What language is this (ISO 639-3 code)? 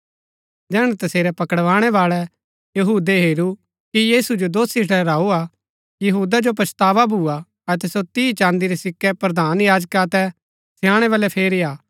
gbk